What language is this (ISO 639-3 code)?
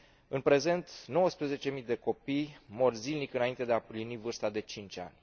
ron